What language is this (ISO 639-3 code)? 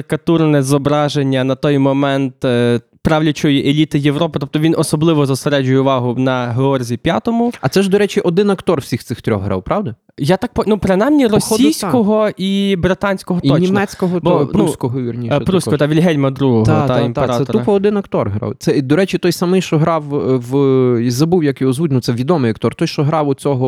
ukr